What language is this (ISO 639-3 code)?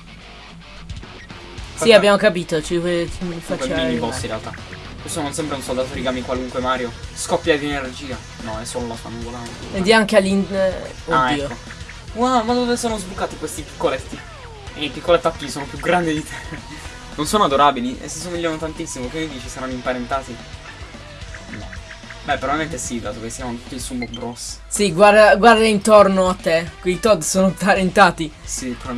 ita